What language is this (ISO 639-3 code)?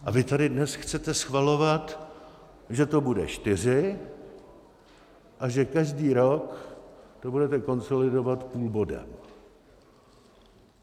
ces